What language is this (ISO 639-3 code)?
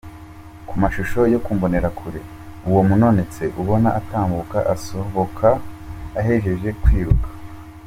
kin